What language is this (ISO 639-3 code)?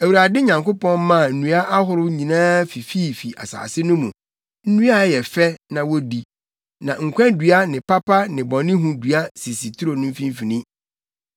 aka